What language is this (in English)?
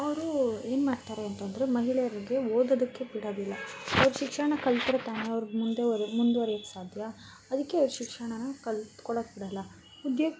Kannada